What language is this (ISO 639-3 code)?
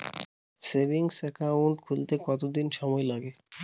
ben